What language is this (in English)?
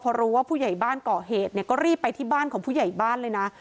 Thai